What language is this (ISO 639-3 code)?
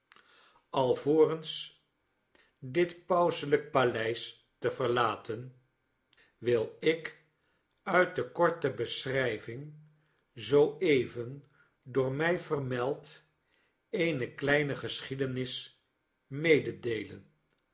nld